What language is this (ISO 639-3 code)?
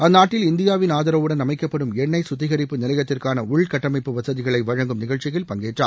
tam